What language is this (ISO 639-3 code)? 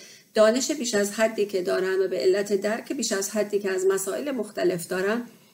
fas